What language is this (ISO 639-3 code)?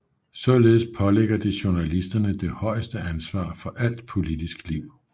dan